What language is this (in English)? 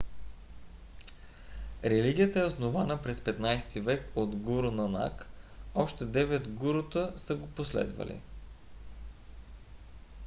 Bulgarian